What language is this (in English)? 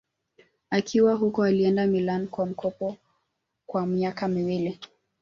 Swahili